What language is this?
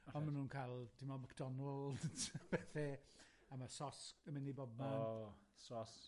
Welsh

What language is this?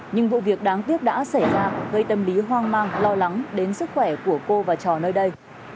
Vietnamese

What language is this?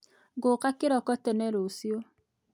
Kikuyu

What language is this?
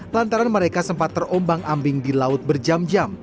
Indonesian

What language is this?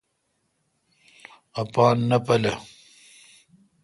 Kalkoti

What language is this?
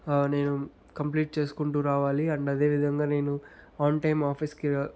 Telugu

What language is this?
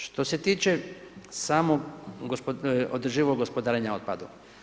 Croatian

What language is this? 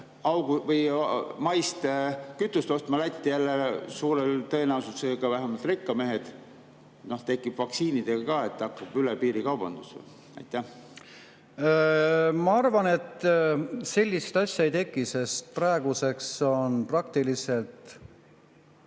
Estonian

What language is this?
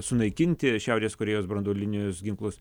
Lithuanian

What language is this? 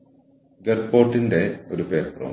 Malayalam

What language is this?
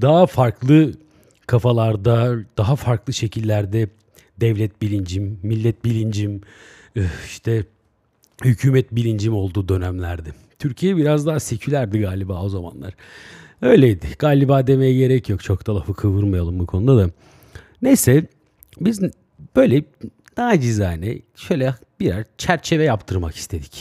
Turkish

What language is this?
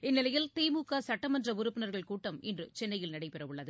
Tamil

